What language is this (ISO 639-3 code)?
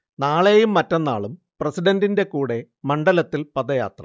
mal